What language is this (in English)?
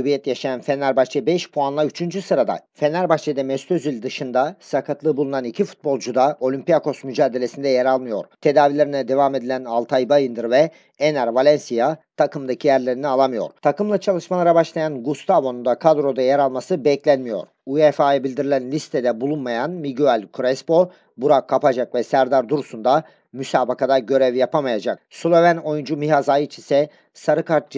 Turkish